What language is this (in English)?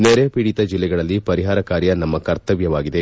Kannada